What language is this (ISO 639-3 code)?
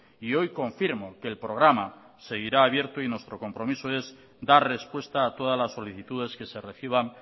spa